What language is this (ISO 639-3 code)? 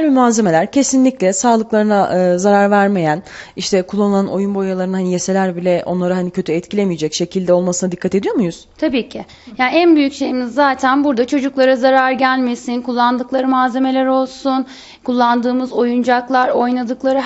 tur